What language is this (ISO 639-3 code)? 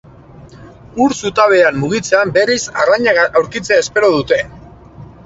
eus